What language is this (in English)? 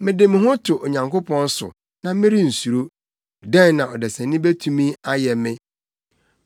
Akan